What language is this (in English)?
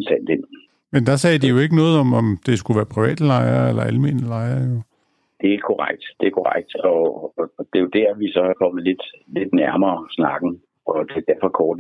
Danish